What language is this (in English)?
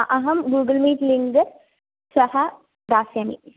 Sanskrit